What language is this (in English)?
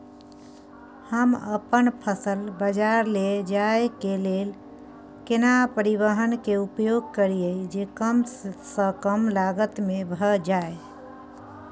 Maithili